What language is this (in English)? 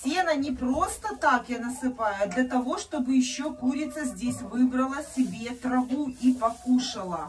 Russian